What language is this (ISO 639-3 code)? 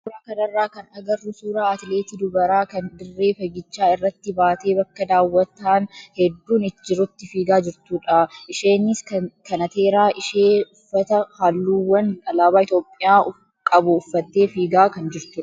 orm